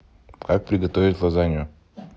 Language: Russian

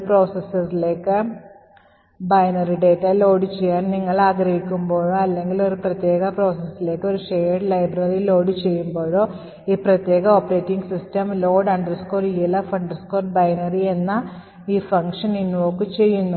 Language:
Malayalam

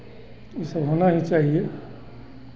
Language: Hindi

